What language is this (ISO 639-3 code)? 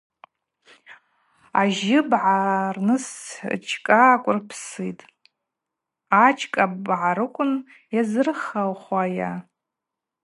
abq